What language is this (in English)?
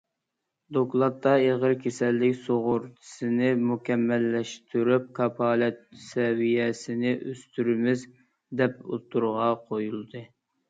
Uyghur